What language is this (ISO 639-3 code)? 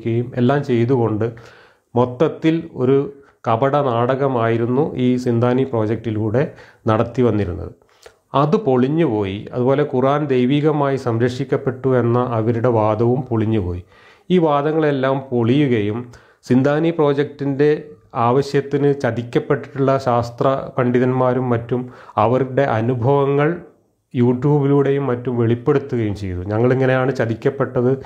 mal